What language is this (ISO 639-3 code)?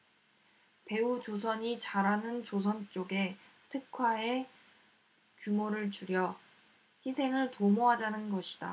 kor